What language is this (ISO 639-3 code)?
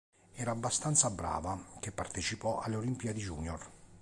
ita